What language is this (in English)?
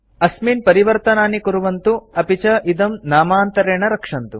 Sanskrit